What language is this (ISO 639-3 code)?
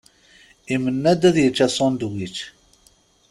kab